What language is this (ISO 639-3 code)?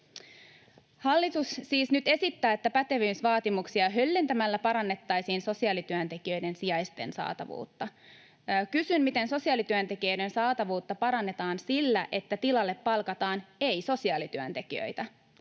fin